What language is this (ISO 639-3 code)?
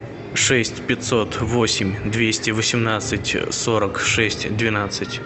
rus